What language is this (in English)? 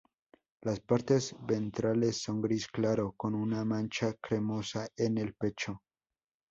Spanish